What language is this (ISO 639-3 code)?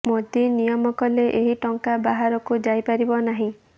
ori